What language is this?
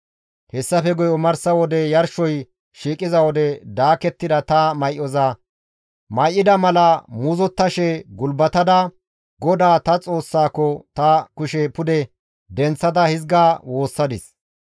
Gamo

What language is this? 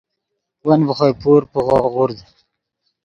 Yidgha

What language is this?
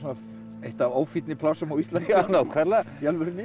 Icelandic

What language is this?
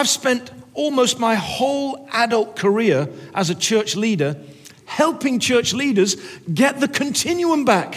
English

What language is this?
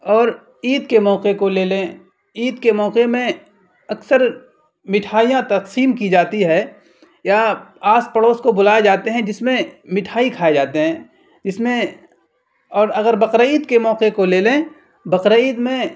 Urdu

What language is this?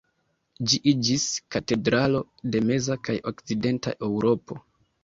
Esperanto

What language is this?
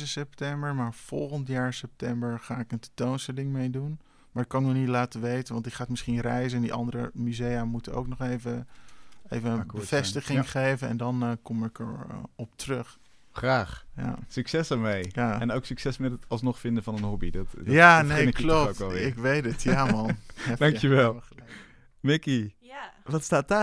Dutch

